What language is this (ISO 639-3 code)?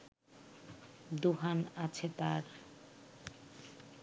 ben